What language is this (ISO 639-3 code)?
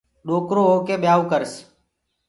ggg